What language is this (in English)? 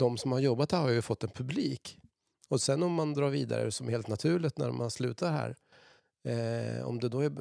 Swedish